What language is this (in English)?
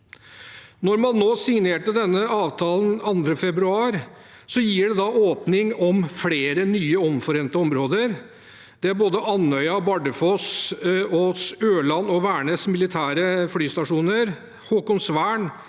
Norwegian